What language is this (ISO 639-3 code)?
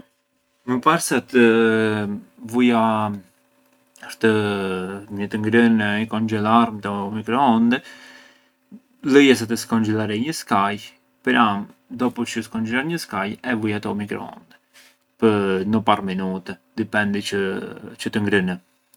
aae